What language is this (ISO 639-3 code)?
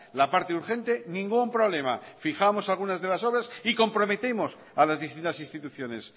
spa